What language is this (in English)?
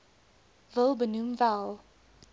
Afrikaans